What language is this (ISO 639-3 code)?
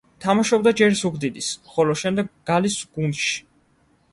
kat